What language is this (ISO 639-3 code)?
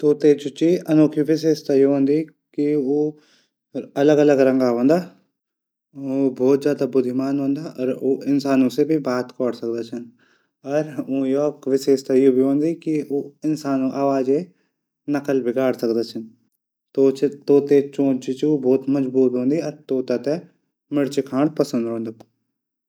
gbm